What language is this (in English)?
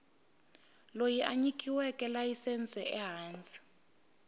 Tsonga